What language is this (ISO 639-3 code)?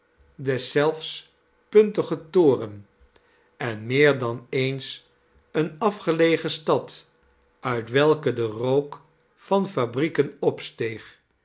nld